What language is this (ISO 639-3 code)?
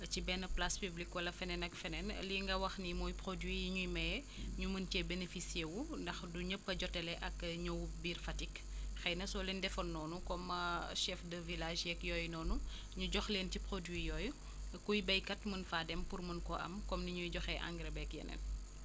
wol